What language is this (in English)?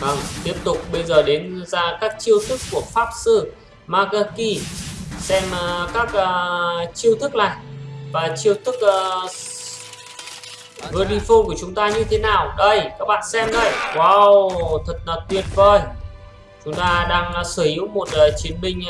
Vietnamese